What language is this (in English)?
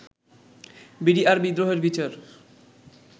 Bangla